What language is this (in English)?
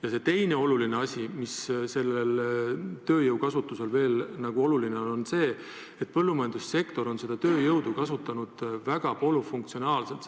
Estonian